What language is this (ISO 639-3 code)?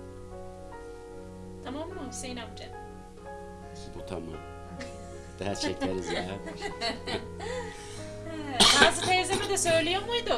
tur